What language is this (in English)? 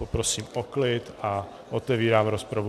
Czech